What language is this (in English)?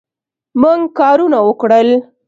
Pashto